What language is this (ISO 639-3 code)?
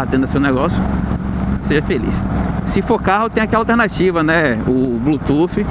por